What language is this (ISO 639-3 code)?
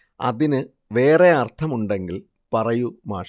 mal